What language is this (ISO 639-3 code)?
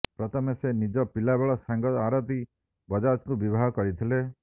ori